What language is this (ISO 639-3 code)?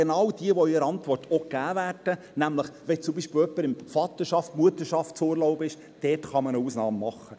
gsw